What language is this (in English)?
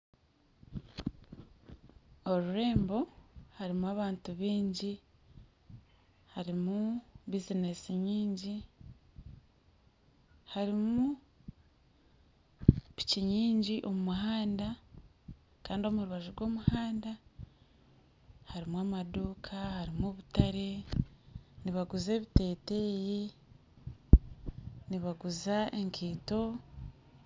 Nyankole